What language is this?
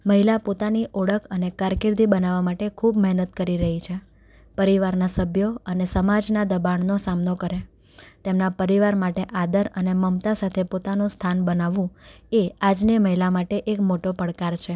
Gujarati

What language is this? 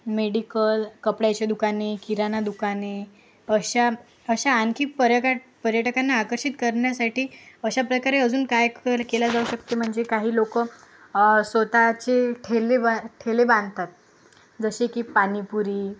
Marathi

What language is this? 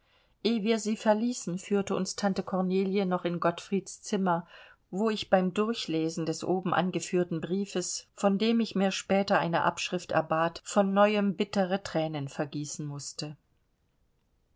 German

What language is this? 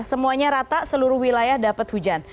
Indonesian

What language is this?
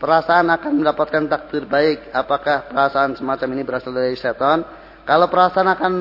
Indonesian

